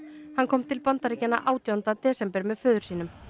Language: Icelandic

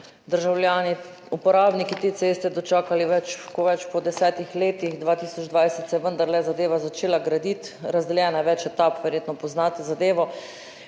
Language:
Slovenian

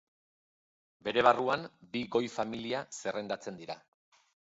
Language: Basque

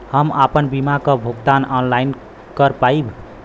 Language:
Bhojpuri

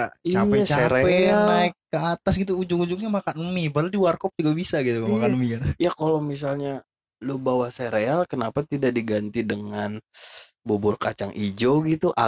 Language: Indonesian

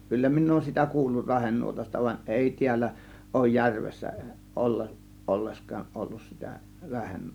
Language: Finnish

